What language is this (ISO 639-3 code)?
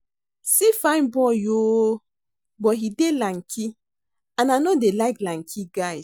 pcm